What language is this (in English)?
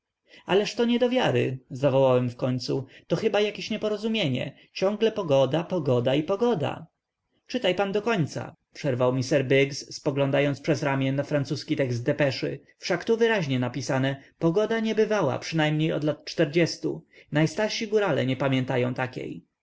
Polish